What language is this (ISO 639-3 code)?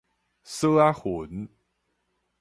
nan